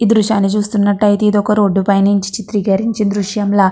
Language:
Telugu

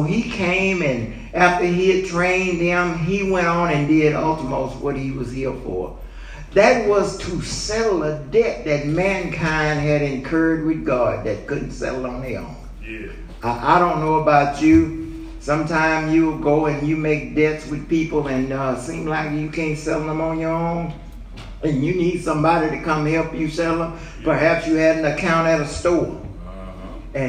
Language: English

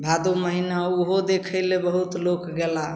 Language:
Maithili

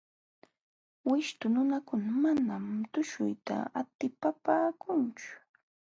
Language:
Jauja Wanca Quechua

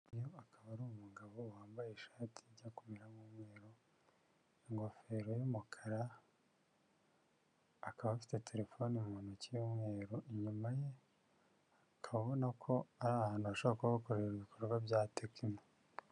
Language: Kinyarwanda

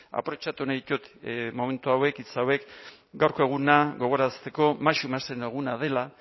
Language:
Basque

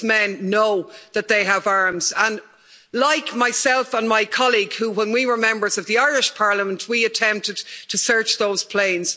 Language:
English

